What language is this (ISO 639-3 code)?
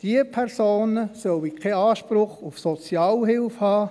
gsw